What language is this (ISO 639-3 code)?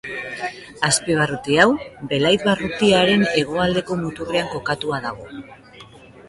eus